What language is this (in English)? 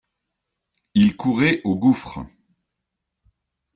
French